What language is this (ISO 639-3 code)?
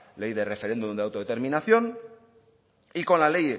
spa